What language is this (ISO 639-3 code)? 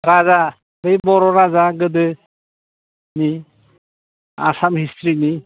brx